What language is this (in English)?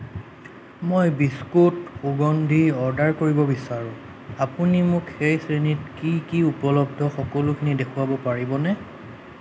Assamese